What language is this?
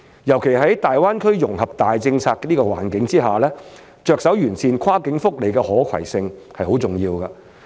Cantonese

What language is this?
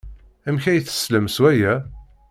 Kabyle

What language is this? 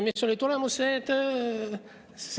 Estonian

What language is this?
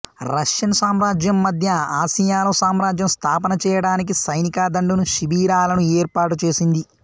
Telugu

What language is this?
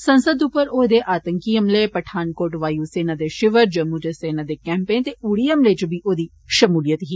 Dogri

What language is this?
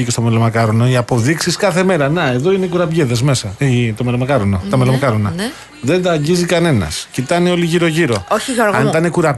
Greek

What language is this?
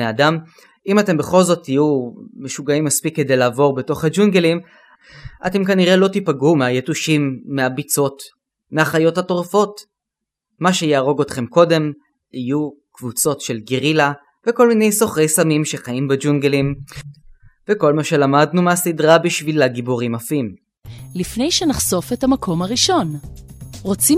Hebrew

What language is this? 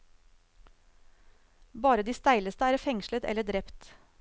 Norwegian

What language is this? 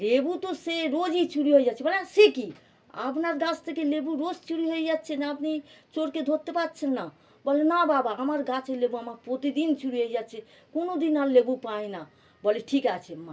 Bangla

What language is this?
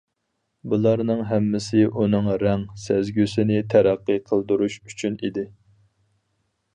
Uyghur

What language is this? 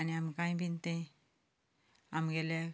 Konkani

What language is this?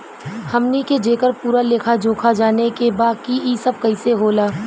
Bhojpuri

